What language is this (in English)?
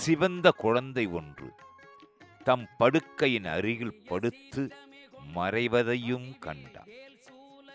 Tamil